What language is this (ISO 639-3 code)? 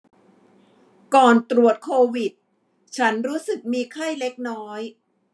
tha